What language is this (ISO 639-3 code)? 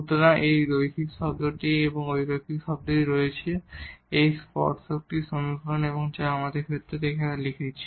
ben